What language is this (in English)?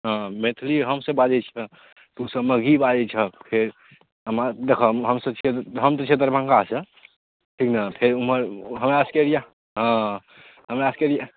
Maithili